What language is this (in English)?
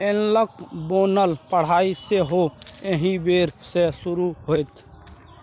Maithili